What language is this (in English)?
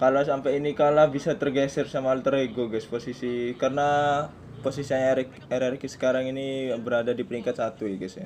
Indonesian